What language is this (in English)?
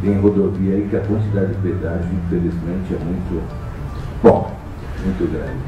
Portuguese